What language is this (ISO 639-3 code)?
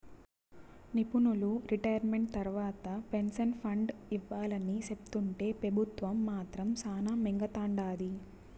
tel